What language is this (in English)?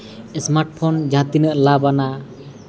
Santali